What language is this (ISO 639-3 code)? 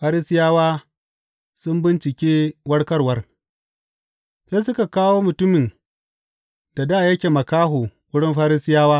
hau